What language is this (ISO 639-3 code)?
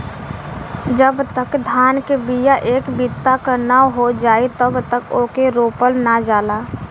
bho